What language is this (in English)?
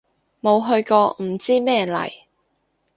Cantonese